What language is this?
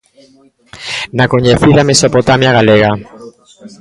Galician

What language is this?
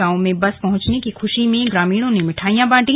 Hindi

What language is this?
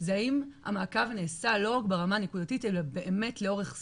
Hebrew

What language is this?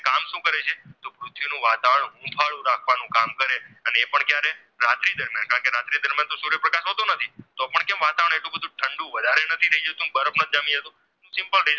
Gujarati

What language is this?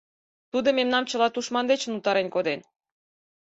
Mari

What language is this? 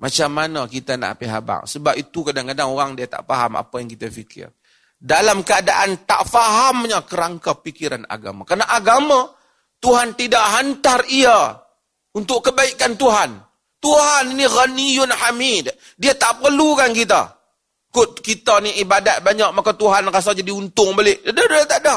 Malay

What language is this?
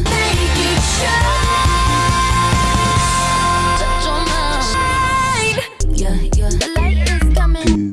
English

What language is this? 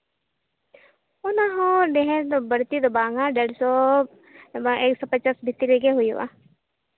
Santali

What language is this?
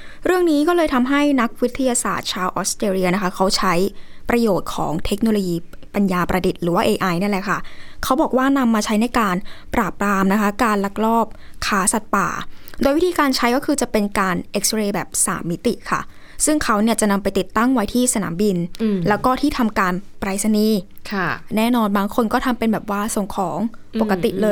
Thai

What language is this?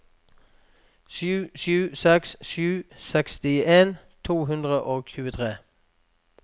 Norwegian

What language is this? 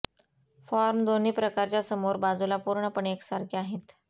Marathi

